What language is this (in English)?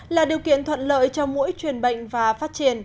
Vietnamese